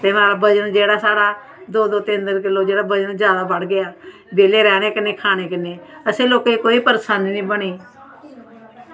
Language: Dogri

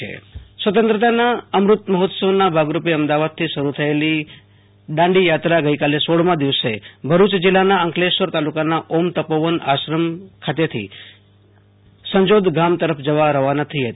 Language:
Gujarati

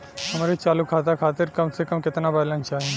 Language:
Bhojpuri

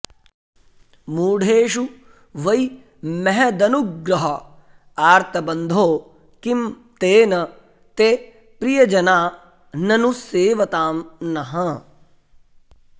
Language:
Sanskrit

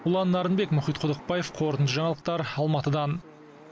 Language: Kazakh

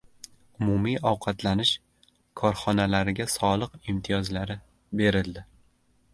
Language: Uzbek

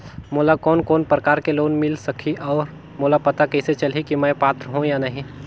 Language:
Chhattisgarhi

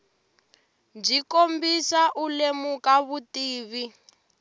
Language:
Tsonga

